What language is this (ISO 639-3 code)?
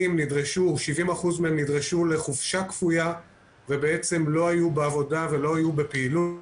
heb